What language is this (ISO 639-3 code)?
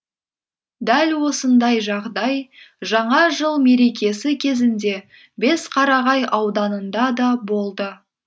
kaz